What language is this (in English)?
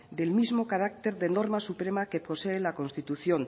Spanish